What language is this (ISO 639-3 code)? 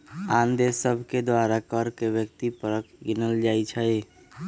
mag